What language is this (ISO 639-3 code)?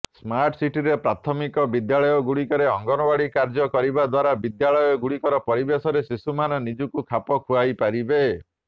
ori